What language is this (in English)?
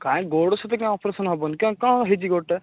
Odia